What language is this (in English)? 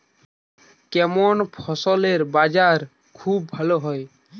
Bangla